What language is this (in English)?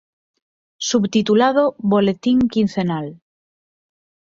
Galician